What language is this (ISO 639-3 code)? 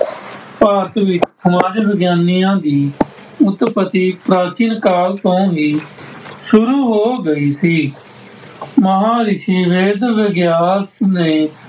pan